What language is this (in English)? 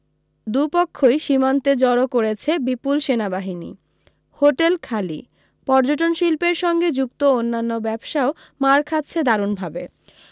Bangla